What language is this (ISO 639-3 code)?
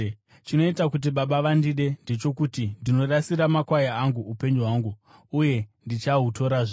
sna